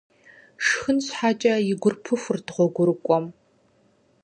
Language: Kabardian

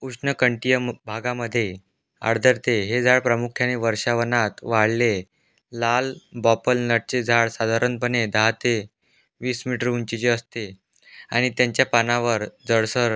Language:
Marathi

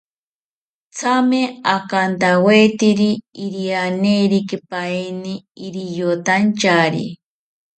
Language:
South Ucayali Ashéninka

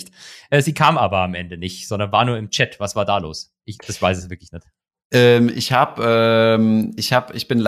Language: German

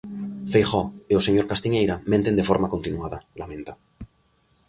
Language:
Galician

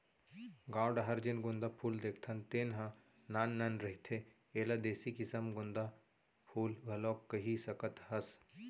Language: Chhattisgarhi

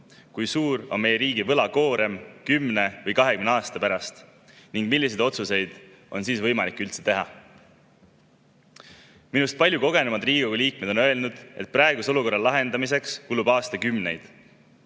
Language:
Estonian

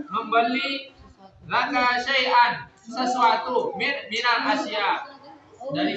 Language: Indonesian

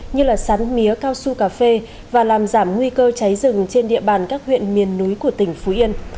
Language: Vietnamese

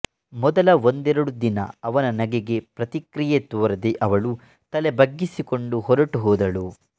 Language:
Kannada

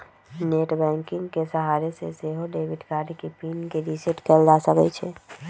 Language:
Magahi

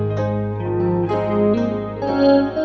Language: Thai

